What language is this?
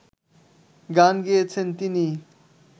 Bangla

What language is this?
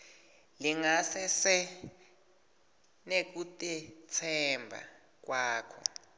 Swati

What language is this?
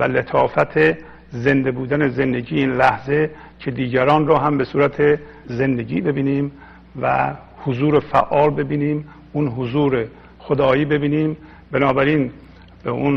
Persian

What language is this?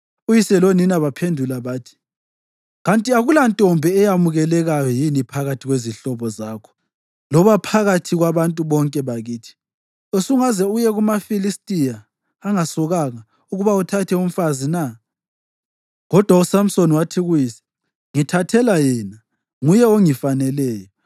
North Ndebele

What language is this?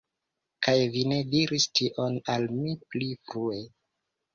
Esperanto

